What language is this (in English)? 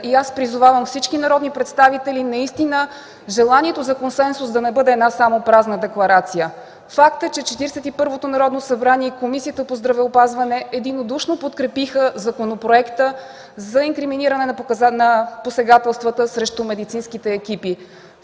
Bulgarian